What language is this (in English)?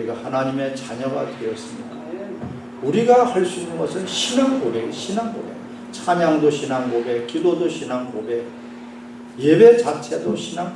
Korean